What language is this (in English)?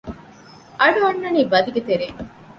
Divehi